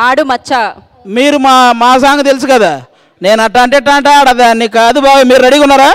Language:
Telugu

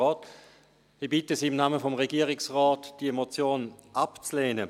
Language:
Swiss German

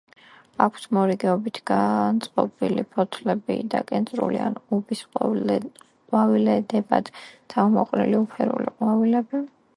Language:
Georgian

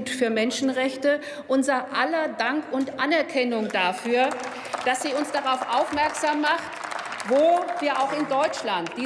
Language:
German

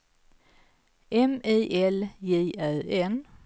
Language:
Swedish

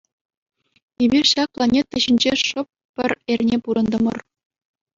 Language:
Chuvash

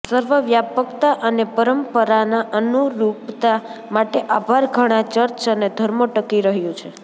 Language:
Gujarati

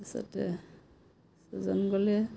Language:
Assamese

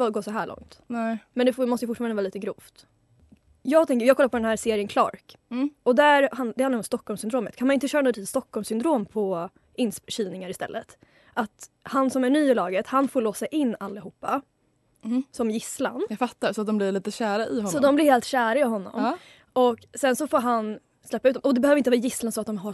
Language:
Swedish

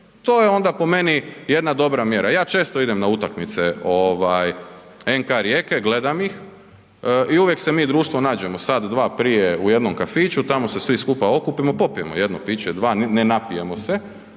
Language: Croatian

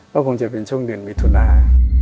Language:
Thai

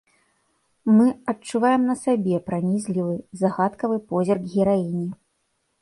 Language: Belarusian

